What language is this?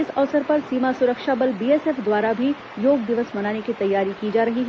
Hindi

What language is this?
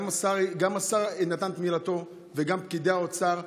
Hebrew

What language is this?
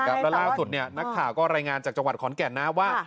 Thai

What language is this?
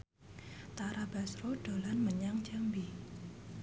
Javanese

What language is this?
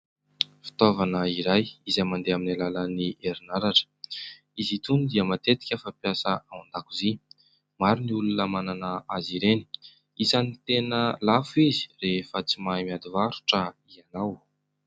Malagasy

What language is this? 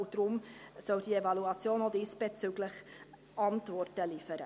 Swiss German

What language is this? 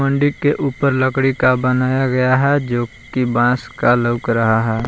Hindi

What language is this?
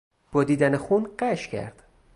Persian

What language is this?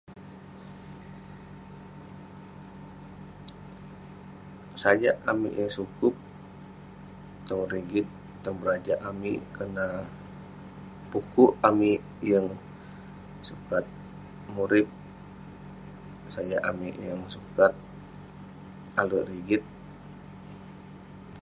Western Penan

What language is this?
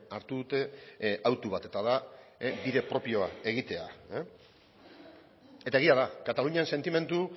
Basque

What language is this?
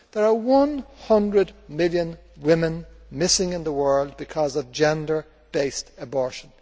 English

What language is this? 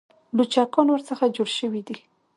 Pashto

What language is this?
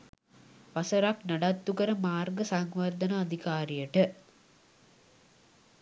Sinhala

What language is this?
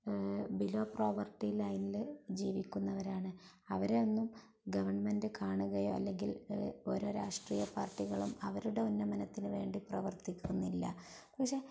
Malayalam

